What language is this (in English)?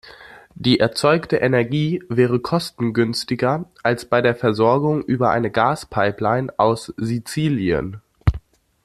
German